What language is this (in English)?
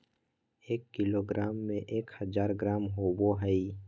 Magahi